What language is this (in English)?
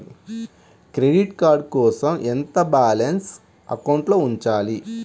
Telugu